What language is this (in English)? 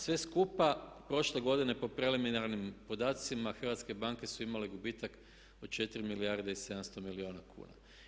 Croatian